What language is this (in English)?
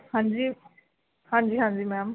Punjabi